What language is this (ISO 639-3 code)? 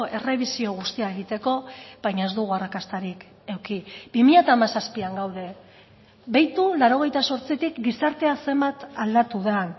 eus